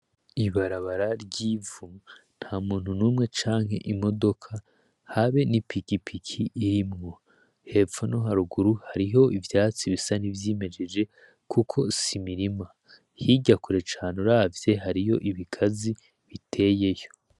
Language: Rundi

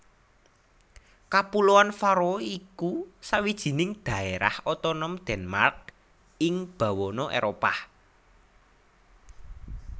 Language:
Javanese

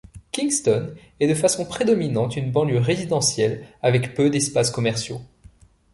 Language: French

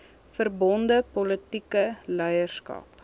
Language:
Afrikaans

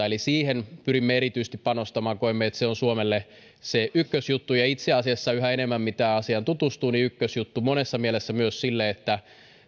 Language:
Finnish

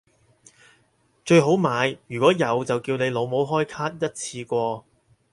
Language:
Cantonese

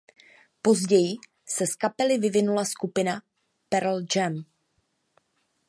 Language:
Czech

